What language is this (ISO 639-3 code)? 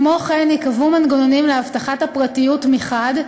heb